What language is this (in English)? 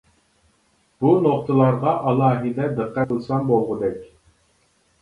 Uyghur